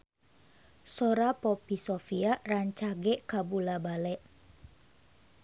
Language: Sundanese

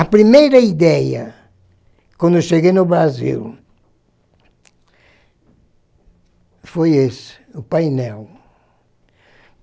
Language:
Portuguese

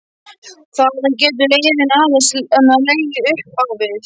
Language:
Icelandic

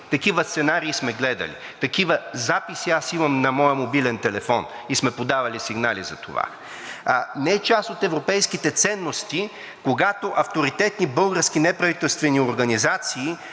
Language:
Bulgarian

